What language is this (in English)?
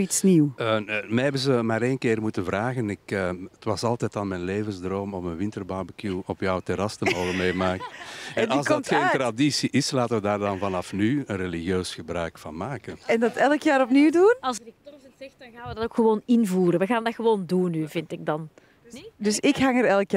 Dutch